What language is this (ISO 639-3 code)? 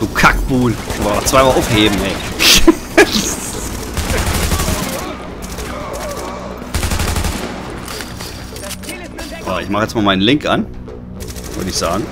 deu